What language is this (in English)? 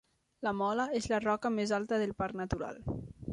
Catalan